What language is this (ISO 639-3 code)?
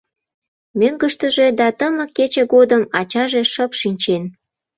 chm